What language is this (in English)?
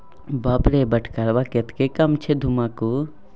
Maithili